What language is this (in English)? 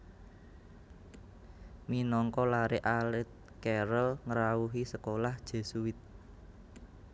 Javanese